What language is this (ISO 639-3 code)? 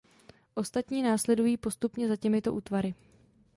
ces